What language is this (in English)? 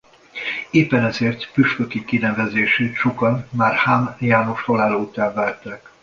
Hungarian